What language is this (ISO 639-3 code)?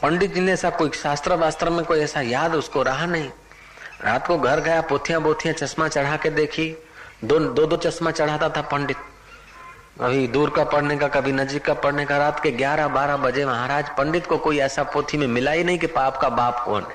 hin